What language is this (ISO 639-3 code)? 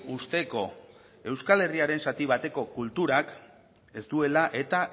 eus